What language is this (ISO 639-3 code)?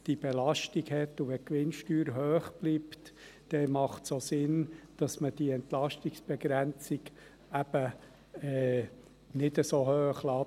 gsw